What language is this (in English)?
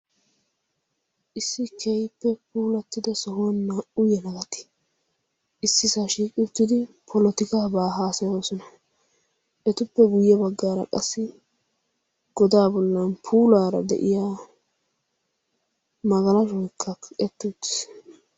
Wolaytta